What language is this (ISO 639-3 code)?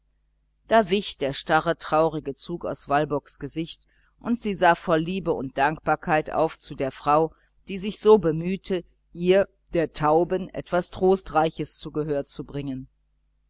deu